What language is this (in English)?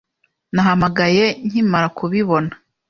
Kinyarwanda